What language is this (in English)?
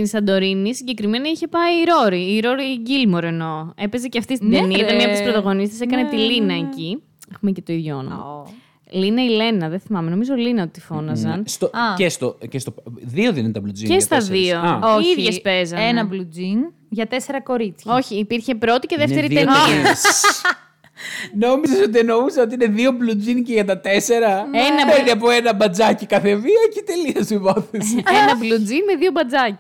Greek